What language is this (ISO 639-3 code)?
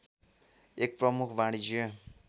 nep